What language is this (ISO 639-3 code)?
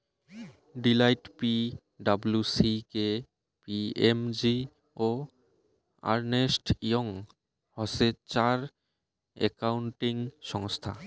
ben